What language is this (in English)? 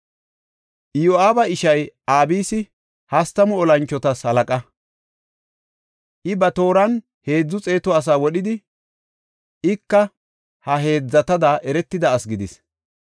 Gofa